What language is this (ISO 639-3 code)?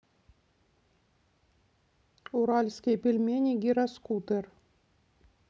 rus